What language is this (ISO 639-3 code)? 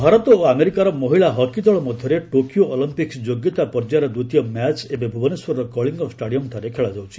ori